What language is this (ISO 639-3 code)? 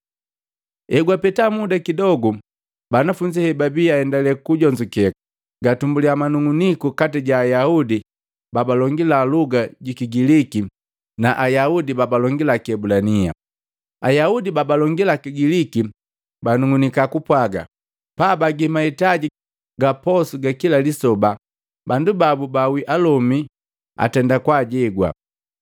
mgv